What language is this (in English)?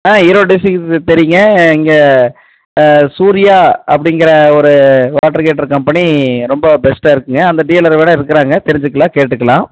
Tamil